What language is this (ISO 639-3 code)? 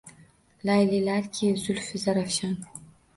uzb